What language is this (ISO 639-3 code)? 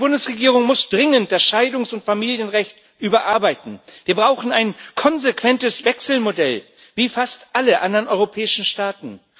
deu